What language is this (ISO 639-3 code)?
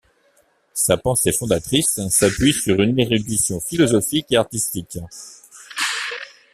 fra